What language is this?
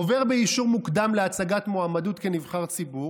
Hebrew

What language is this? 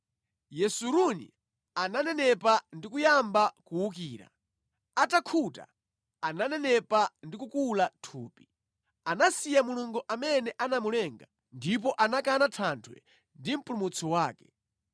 Nyanja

